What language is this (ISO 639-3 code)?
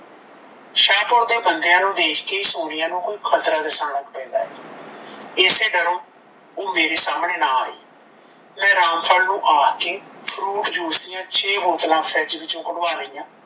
pan